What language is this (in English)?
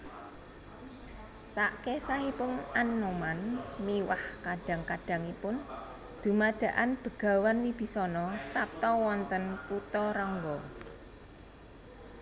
Javanese